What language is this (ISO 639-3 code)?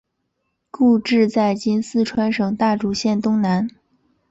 zho